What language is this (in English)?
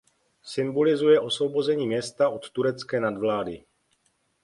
Czech